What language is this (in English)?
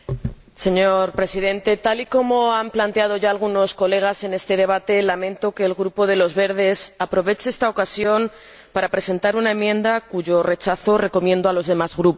Spanish